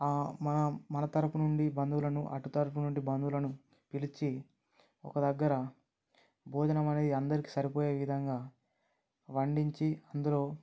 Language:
Telugu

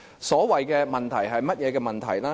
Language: Cantonese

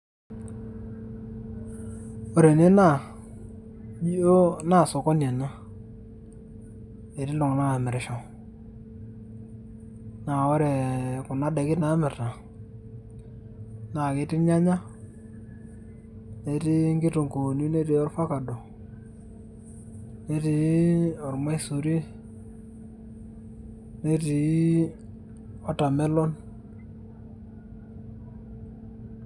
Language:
Masai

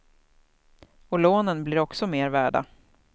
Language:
Swedish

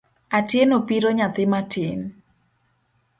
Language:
Luo (Kenya and Tanzania)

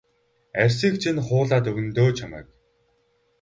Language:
Mongolian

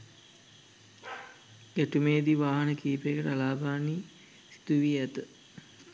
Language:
Sinhala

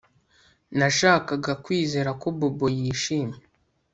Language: Kinyarwanda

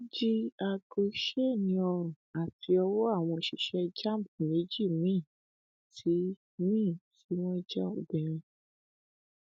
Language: Yoruba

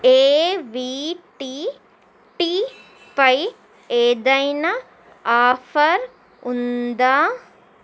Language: Telugu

